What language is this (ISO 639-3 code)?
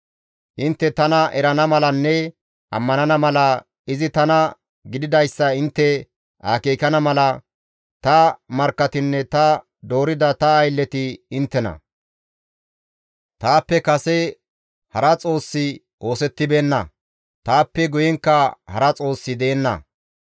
gmv